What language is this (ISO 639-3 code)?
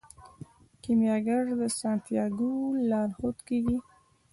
pus